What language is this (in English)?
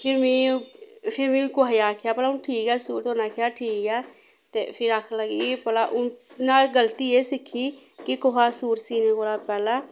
Dogri